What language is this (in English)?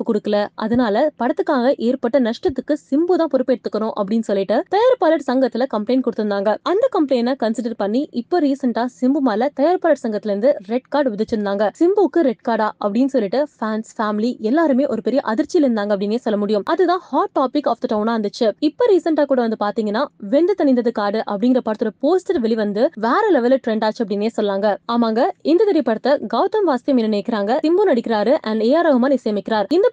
Tamil